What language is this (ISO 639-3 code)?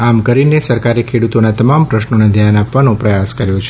guj